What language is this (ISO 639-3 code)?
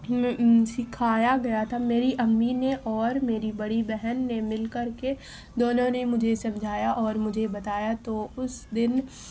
urd